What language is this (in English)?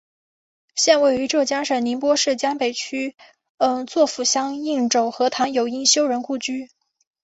Chinese